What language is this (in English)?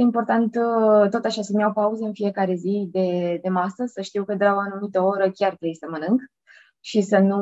Romanian